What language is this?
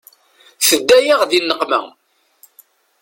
Kabyle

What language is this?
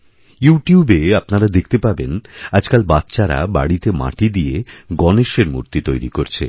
Bangla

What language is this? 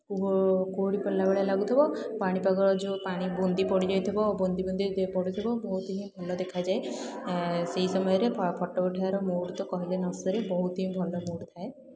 Odia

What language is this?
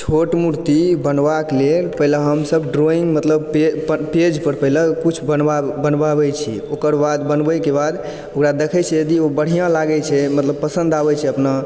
Maithili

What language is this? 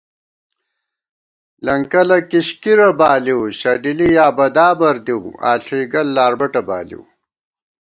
Gawar-Bati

